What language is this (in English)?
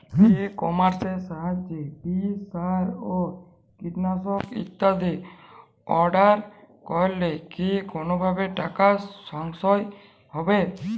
Bangla